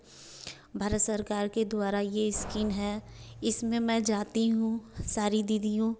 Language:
Hindi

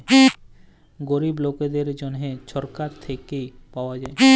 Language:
Bangla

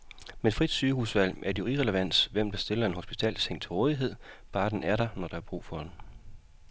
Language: Danish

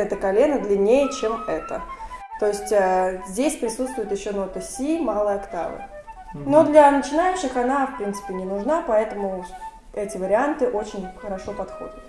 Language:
Russian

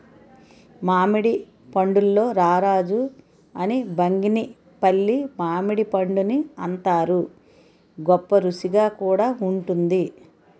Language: Telugu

